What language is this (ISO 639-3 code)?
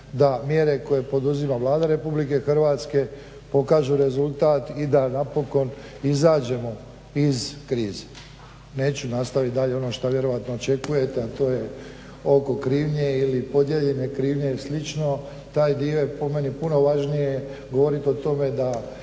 hrv